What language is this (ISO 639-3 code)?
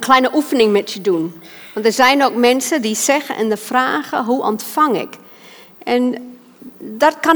nld